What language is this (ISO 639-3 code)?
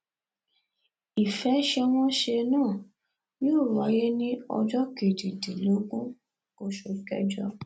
yor